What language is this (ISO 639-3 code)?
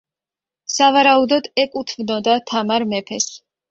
kat